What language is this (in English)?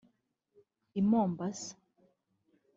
Kinyarwanda